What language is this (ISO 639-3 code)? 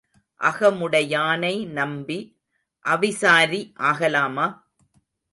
tam